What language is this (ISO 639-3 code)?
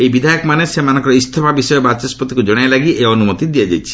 ori